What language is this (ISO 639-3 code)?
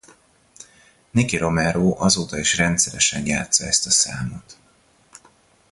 hun